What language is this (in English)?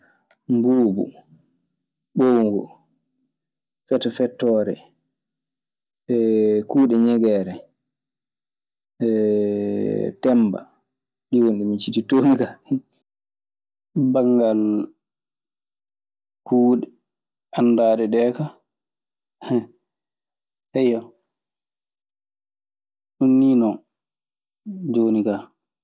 Maasina Fulfulde